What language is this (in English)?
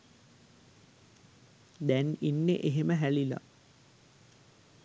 Sinhala